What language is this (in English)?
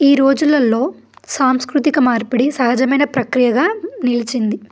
Telugu